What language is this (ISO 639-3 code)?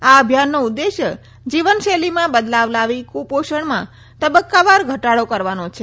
guj